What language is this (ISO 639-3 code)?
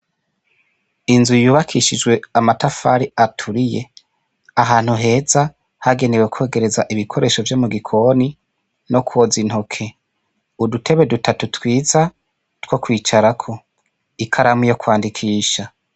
run